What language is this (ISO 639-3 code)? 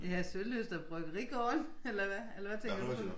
dan